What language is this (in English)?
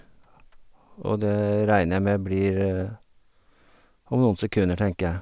Norwegian